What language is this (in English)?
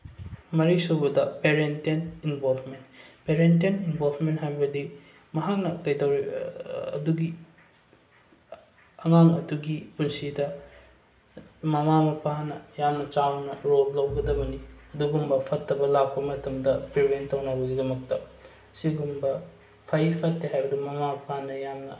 Manipuri